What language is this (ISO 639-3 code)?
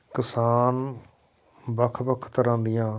pan